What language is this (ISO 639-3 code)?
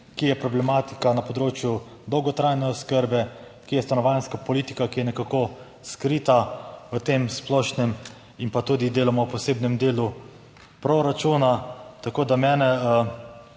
slv